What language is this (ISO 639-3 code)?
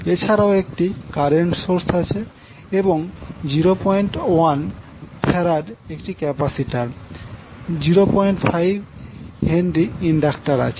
ben